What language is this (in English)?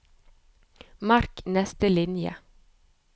Norwegian